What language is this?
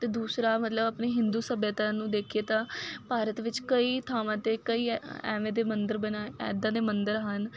Punjabi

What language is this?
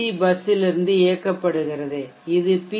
Tamil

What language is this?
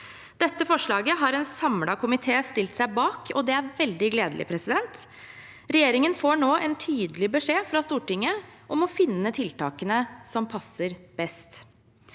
Norwegian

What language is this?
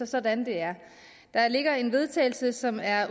Danish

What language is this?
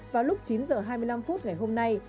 Vietnamese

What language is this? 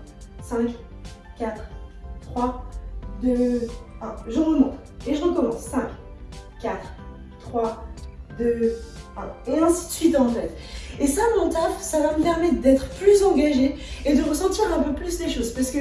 French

